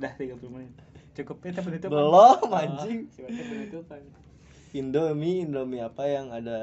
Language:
Indonesian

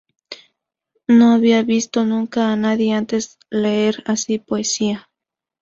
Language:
Spanish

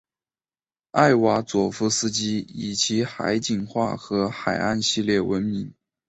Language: Chinese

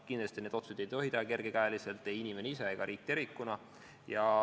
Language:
Estonian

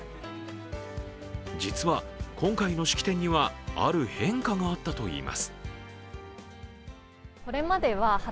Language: Japanese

